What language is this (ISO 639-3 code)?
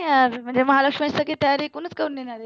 mar